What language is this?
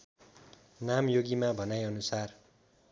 Nepali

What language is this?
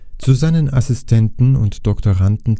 German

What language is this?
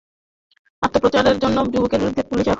Bangla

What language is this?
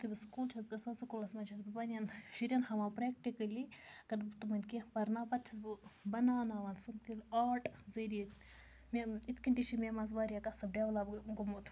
Kashmiri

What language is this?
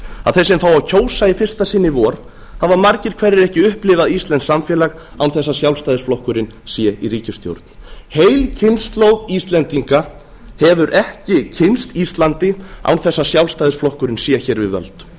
Icelandic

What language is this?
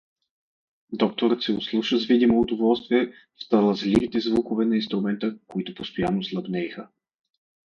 Bulgarian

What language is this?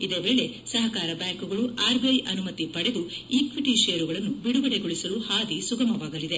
Kannada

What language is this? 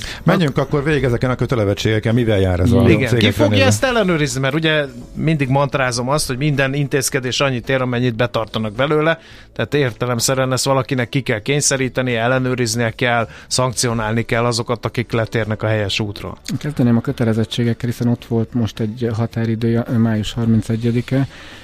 Hungarian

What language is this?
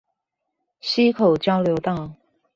Chinese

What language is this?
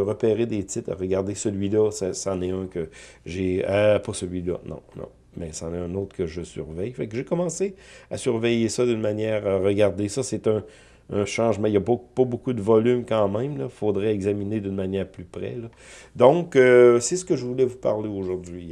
French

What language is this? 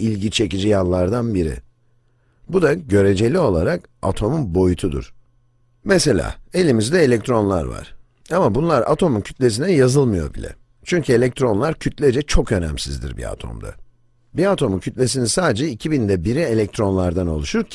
Turkish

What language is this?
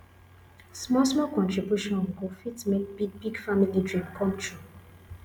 Nigerian Pidgin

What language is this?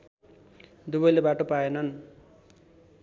Nepali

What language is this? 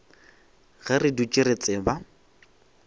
Northern Sotho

